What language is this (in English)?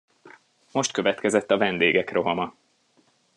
Hungarian